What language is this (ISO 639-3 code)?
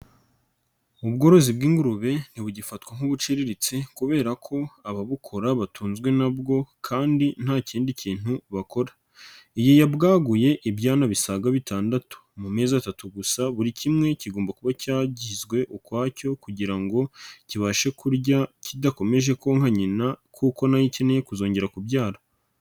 kin